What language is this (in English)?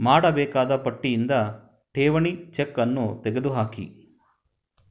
Kannada